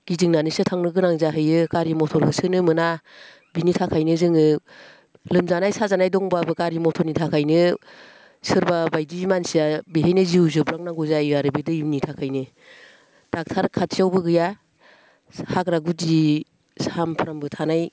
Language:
Bodo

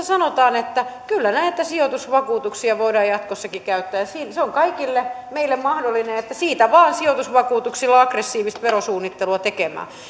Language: Finnish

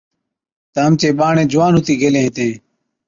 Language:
Od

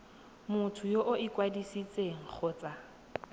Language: Tswana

